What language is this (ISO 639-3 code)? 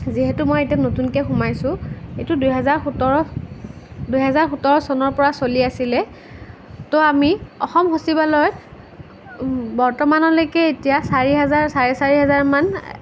asm